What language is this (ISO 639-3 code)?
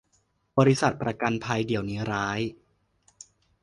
tha